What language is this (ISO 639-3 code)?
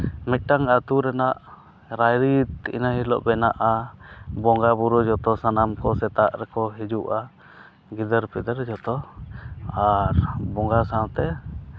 sat